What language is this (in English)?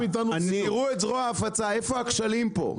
Hebrew